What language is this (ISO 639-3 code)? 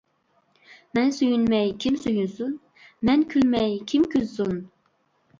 uig